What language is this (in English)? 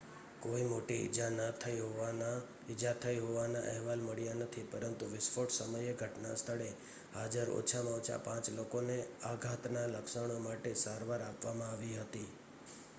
Gujarati